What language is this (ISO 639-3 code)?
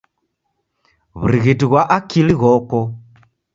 dav